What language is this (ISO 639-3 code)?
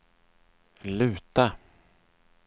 swe